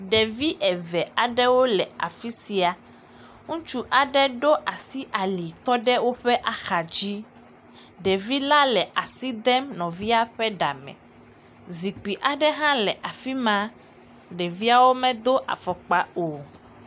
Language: Ewe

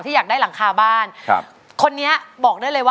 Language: Thai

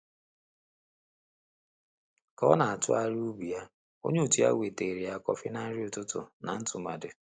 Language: Igbo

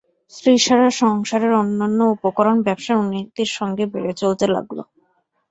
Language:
Bangla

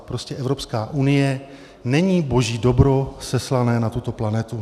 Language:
Czech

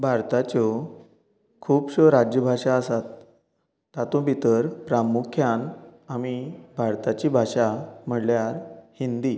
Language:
Konkani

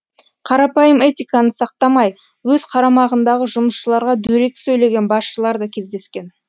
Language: Kazakh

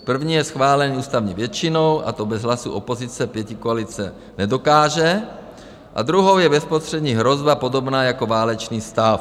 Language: Czech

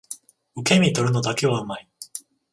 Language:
Japanese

